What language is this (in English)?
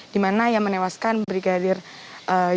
Indonesian